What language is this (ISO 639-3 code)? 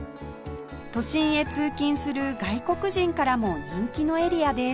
jpn